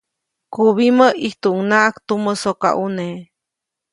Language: Copainalá Zoque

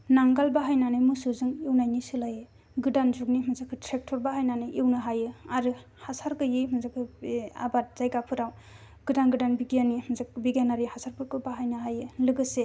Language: Bodo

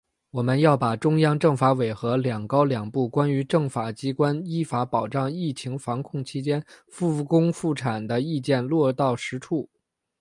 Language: Chinese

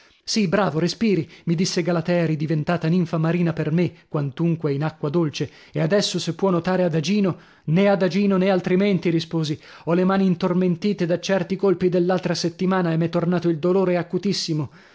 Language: Italian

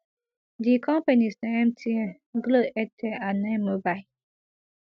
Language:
Nigerian Pidgin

